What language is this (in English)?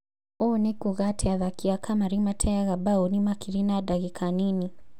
Kikuyu